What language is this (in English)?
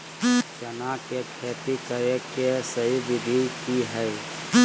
Magahi